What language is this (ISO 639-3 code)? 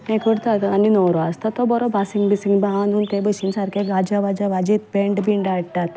kok